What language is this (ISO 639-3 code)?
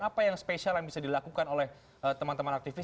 ind